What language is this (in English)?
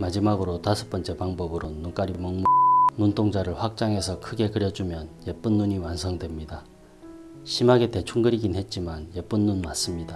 Korean